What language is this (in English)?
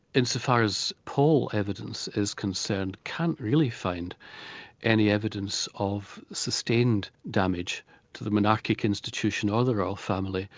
English